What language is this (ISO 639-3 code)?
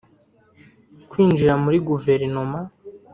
kin